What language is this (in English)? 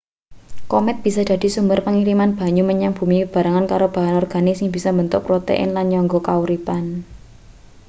Javanese